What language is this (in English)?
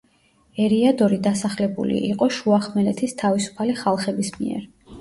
Georgian